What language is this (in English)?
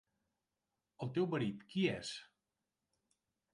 Catalan